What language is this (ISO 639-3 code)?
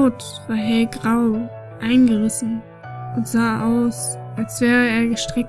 deu